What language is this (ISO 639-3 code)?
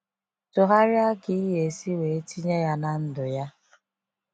ibo